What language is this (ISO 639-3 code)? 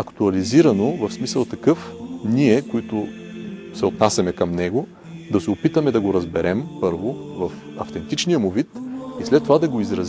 bul